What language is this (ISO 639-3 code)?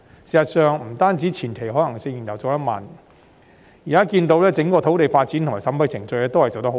yue